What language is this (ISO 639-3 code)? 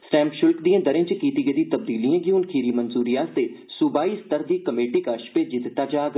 doi